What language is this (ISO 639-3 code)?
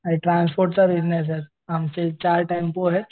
mar